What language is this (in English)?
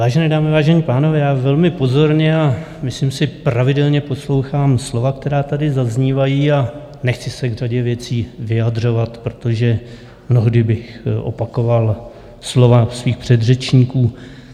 Czech